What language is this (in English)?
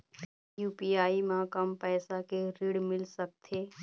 Chhattisgarhi